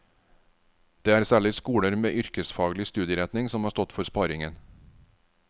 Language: Norwegian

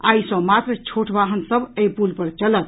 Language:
Maithili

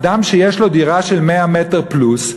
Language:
Hebrew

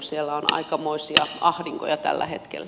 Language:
Finnish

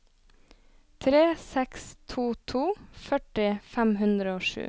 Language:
Norwegian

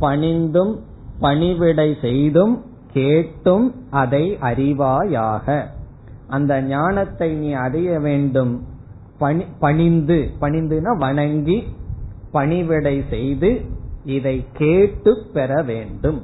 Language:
Tamil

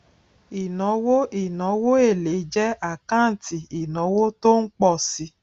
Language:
Yoruba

